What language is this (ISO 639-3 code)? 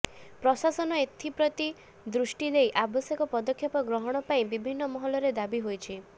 ori